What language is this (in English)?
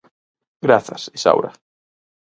Galician